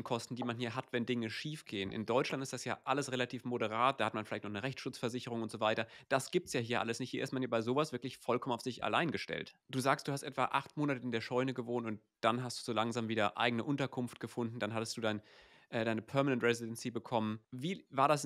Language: German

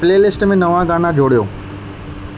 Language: Sindhi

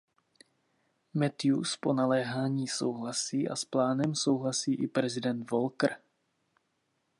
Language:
Czech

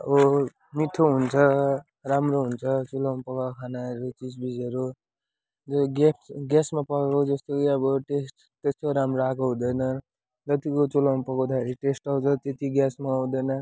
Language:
Nepali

